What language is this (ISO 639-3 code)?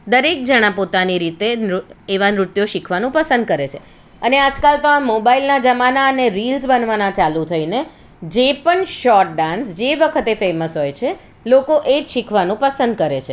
guj